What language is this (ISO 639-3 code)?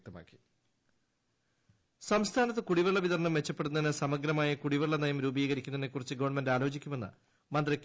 mal